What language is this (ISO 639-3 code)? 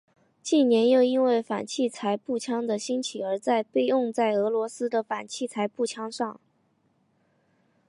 zho